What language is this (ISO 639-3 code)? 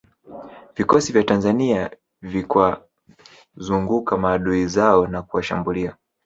swa